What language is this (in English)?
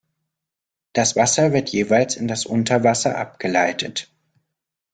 German